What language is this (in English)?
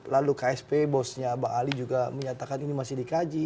Indonesian